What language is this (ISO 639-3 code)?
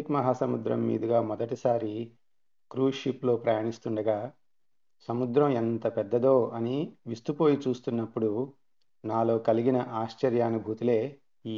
tel